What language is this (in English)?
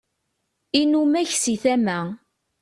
Kabyle